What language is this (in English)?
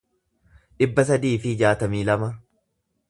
Oromo